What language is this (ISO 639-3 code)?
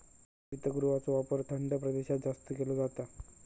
mar